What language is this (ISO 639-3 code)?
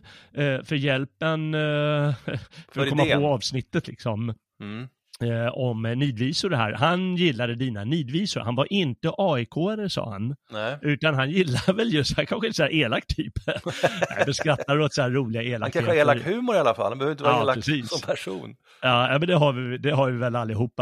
swe